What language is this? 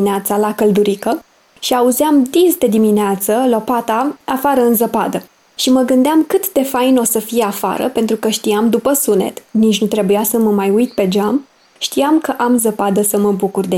Romanian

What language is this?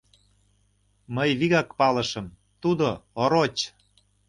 Mari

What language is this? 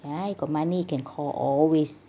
English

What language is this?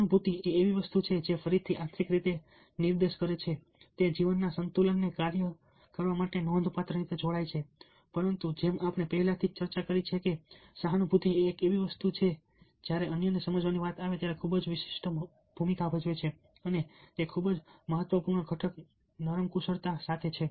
Gujarati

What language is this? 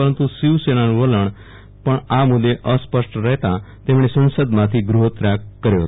Gujarati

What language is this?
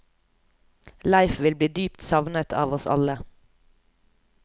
Norwegian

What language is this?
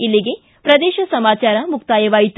Kannada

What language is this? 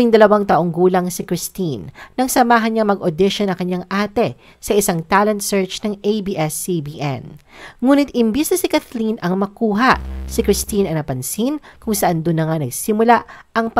Filipino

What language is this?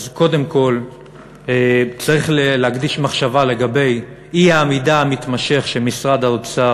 Hebrew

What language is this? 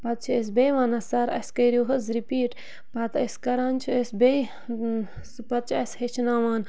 Kashmiri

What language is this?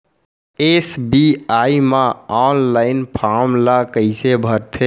Chhattisgarhi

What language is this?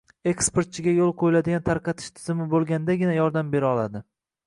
Uzbek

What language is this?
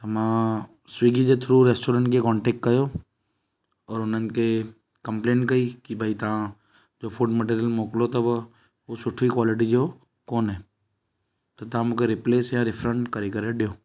Sindhi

